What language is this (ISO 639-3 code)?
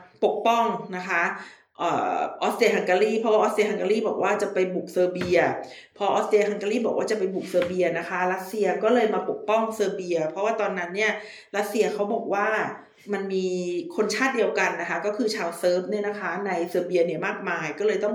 tha